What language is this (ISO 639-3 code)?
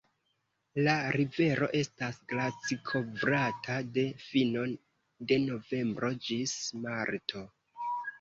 epo